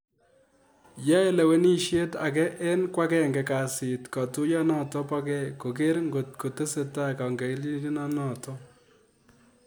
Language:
Kalenjin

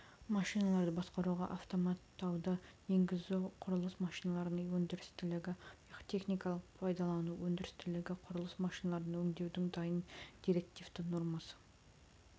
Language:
Kazakh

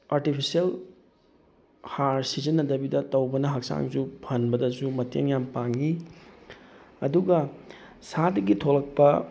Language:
Manipuri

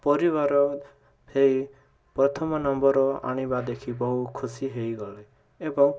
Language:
Odia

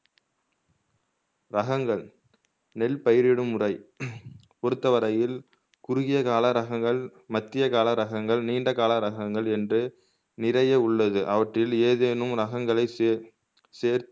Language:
Tamil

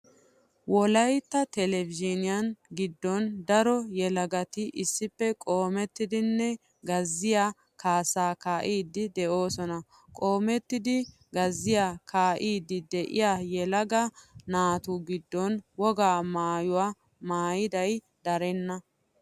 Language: Wolaytta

